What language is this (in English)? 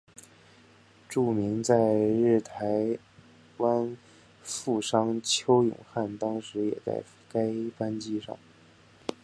Chinese